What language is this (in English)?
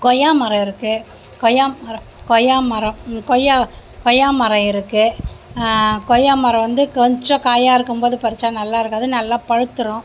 Tamil